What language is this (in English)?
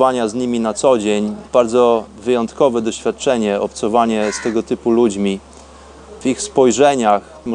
Polish